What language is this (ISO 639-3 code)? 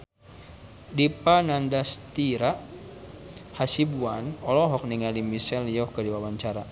sun